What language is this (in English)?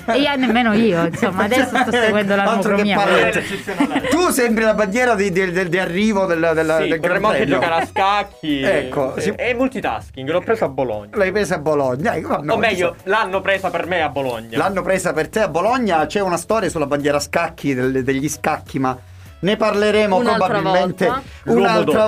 Italian